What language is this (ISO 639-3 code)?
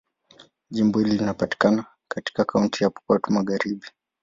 swa